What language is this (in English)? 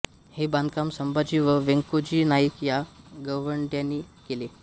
Marathi